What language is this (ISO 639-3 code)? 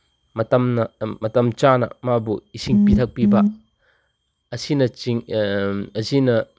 mni